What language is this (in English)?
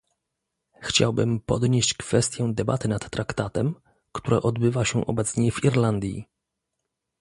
Polish